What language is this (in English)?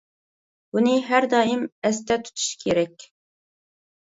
Uyghur